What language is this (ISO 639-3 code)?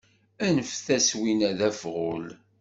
kab